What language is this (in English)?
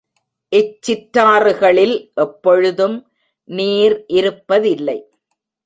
Tamil